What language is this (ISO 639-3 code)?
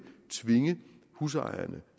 dan